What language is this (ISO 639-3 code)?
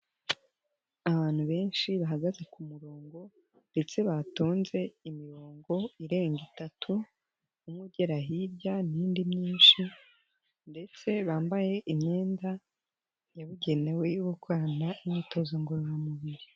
kin